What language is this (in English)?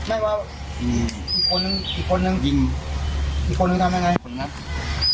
Thai